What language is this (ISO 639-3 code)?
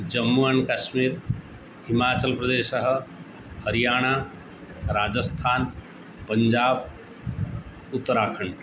san